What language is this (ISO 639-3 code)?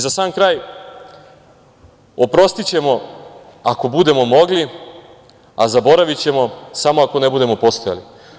srp